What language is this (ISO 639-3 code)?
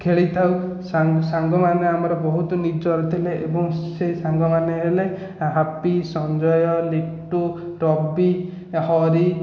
ori